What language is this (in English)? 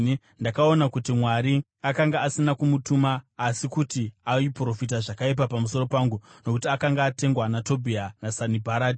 Shona